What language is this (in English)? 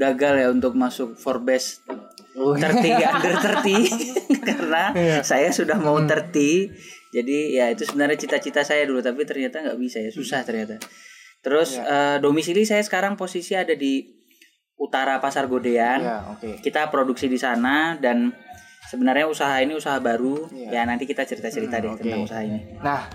Indonesian